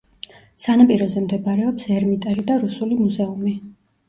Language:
Georgian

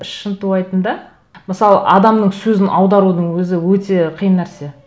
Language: Kazakh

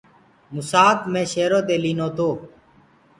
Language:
Gurgula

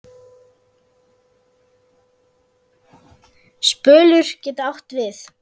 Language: Icelandic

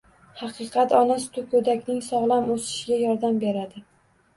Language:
Uzbek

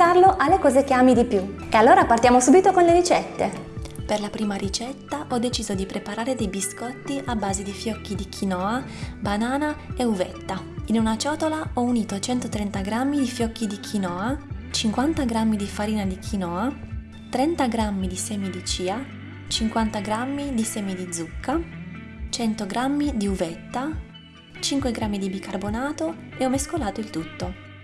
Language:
Italian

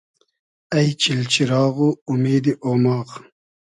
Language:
Hazaragi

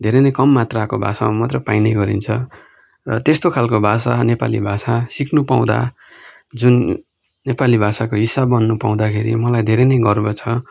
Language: Nepali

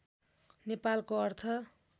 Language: Nepali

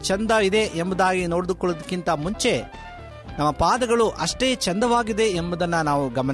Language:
Kannada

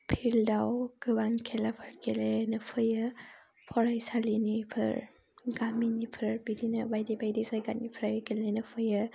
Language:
Bodo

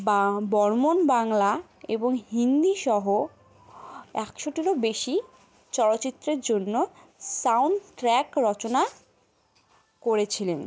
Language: Bangla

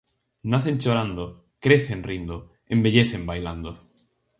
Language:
Galician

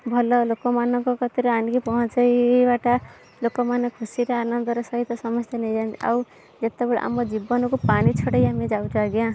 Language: Odia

